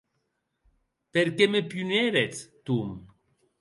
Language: Occitan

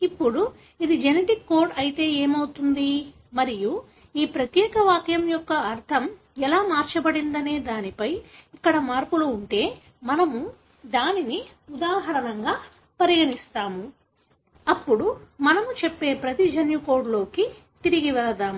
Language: Telugu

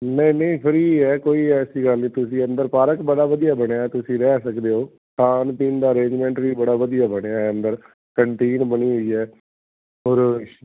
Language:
Punjabi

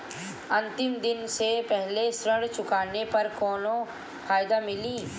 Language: Bhojpuri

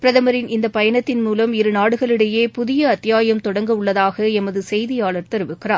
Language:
Tamil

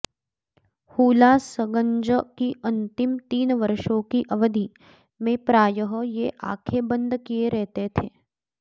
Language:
Sanskrit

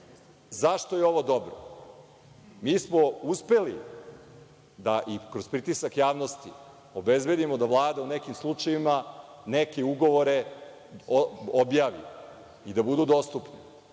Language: Serbian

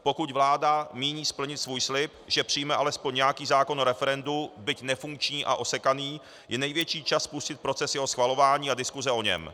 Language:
Czech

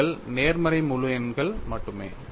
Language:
Tamil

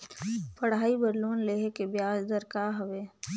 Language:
Chhattisgarhi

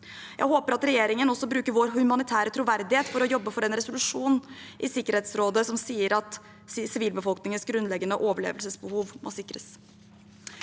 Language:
Norwegian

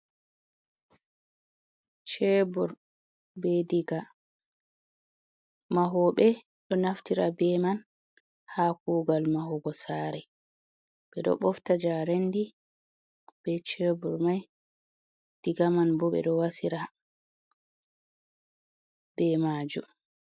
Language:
Fula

